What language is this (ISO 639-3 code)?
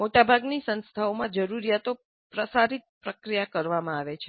guj